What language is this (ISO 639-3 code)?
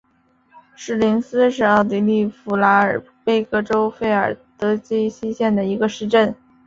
zho